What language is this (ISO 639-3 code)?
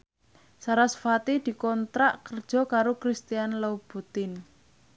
jav